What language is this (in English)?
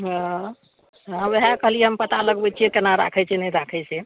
Maithili